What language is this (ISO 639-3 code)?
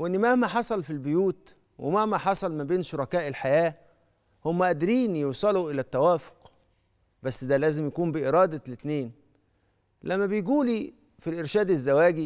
ara